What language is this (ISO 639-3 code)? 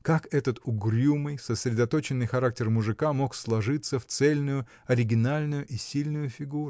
rus